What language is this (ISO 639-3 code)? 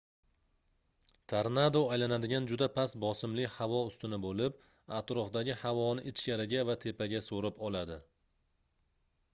uzb